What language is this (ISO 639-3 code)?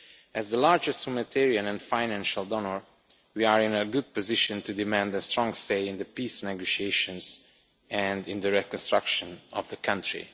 eng